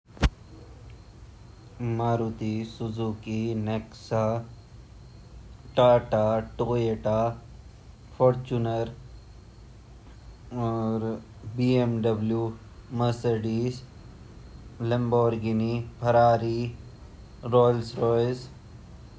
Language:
Garhwali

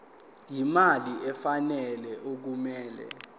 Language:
Zulu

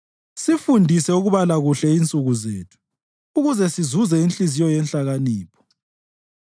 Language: North Ndebele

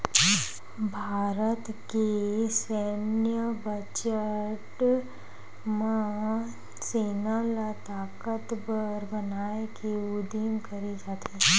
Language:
Chhattisgarhi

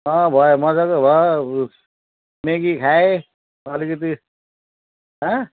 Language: Nepali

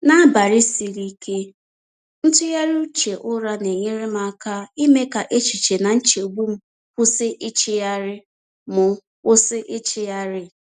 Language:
Igbo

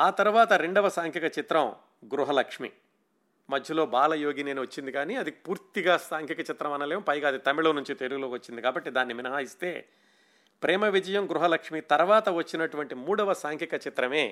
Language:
Telugu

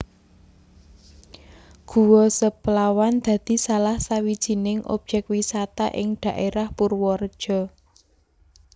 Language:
Javanese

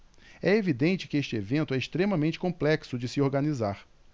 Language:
Portuguese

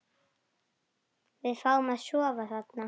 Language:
Icelandic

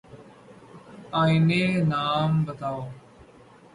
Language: Urdu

